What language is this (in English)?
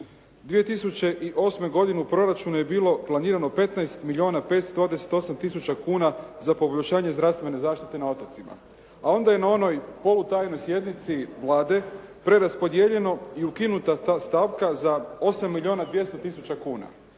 Croatian